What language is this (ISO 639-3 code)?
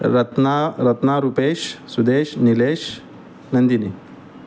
mar